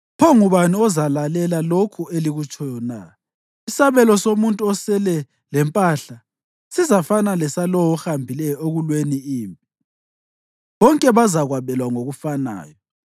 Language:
North Ndebele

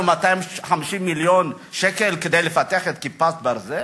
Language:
Hebrew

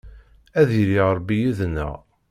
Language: Kabyle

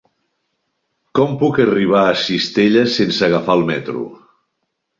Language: Catalan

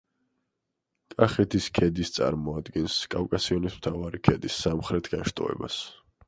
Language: Georgian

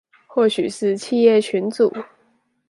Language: Chinese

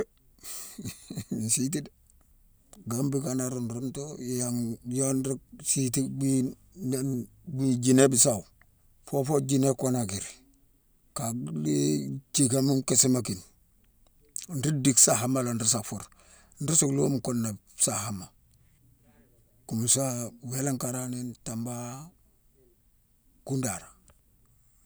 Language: Mansoanka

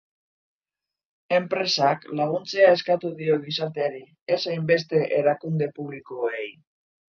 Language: Basque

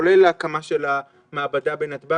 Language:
Hebrew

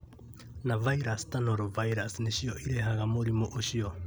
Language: Kikuyu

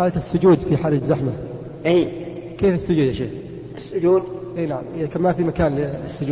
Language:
Arabic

